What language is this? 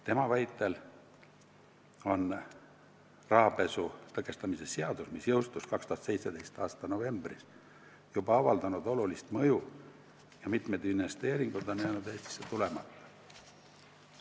Estonian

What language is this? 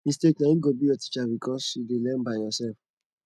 Nigerian Pidgin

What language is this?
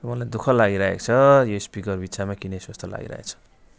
Nepali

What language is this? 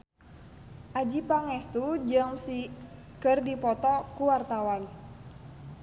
Sundanese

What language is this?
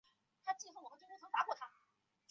Chinese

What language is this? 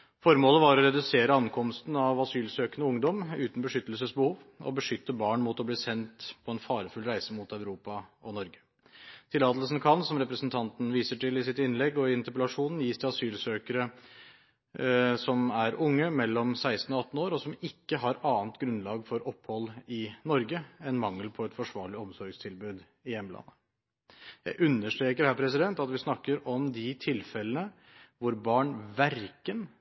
Norwegian Bokmål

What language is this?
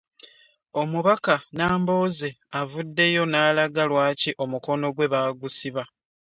Ganda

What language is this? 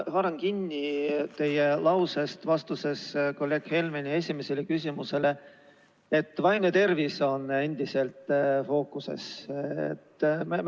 Estonian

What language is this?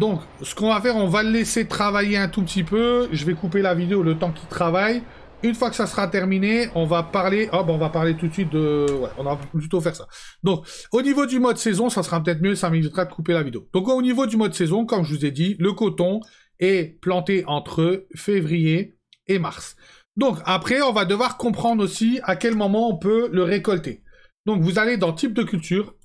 French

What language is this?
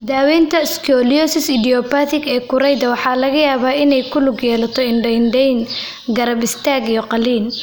Somali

